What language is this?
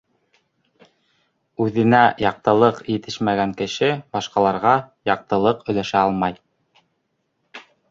Bashkir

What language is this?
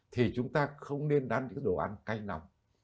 Vietnamese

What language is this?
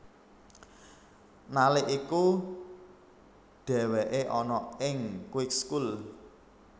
Javanese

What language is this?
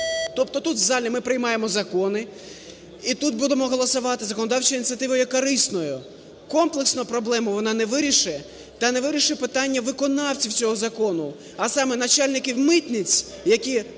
Ukrainian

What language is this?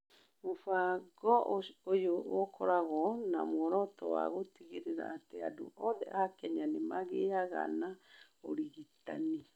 Kikuyu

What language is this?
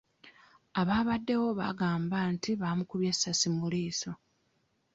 Ganda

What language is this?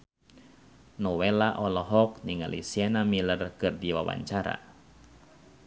Sundanese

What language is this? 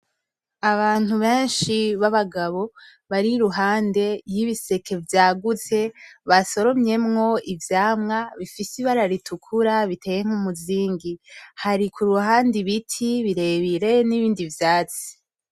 Rundi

